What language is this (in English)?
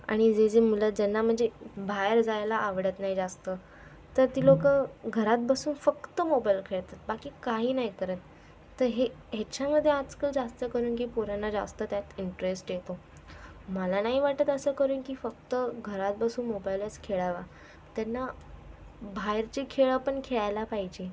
Marathi